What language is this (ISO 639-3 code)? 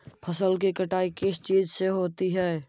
mag